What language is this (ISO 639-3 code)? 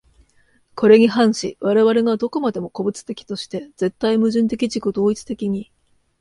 jpn